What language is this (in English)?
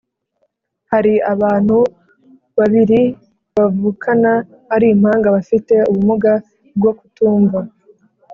Kinyarwanda